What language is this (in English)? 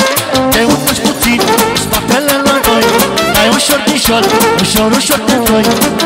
Romanian